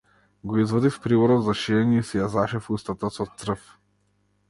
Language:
Macedonian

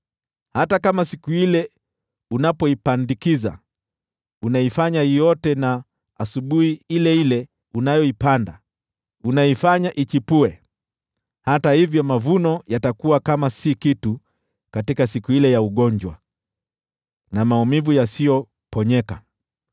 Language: Swahili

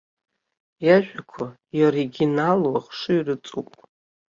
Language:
Abkhazian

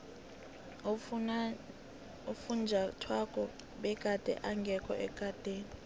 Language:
South Ndebele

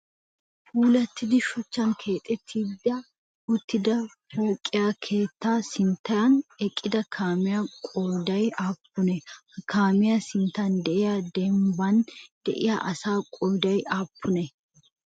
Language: Wolaytta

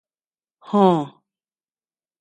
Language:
Tepeuxila Cuicatec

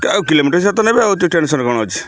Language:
Odia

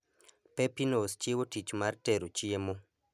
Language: Luo (Kenya and Tanzania)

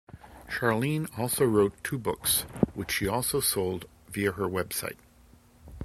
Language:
English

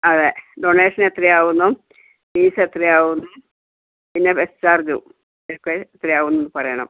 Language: Malayalam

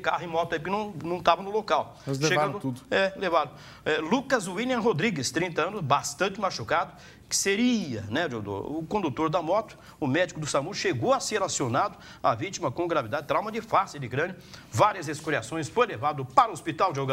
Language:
Portuguese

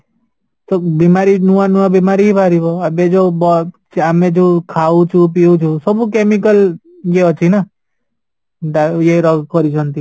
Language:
Odia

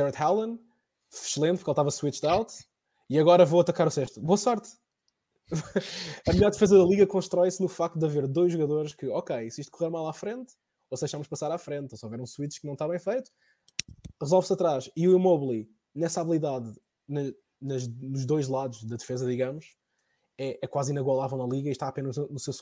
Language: Portuguese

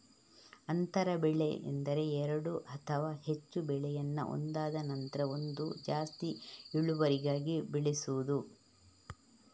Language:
Kannada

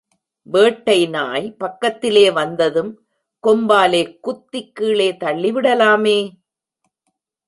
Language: Tamil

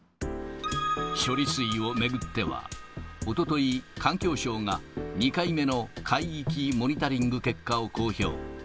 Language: Japanese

